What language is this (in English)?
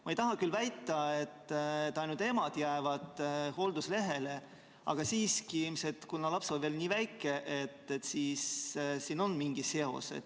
Estonian